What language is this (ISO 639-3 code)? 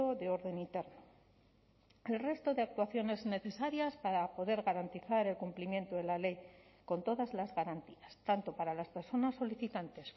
spa